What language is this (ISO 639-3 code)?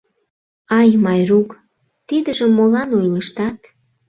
chm